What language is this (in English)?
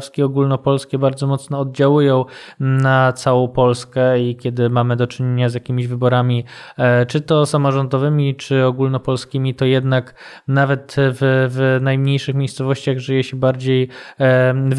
Polish